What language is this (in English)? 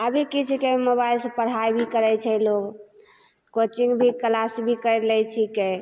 Maithili